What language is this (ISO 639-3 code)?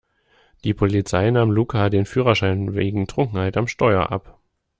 deu